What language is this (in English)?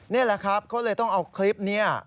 Thai